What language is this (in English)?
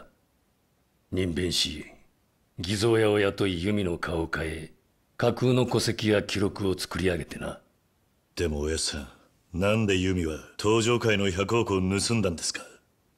Japanese